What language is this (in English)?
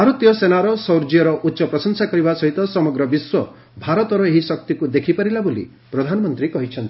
Odia